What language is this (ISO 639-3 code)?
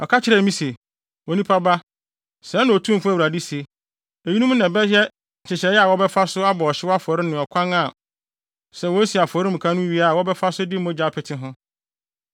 aka